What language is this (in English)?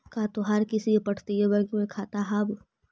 Magahi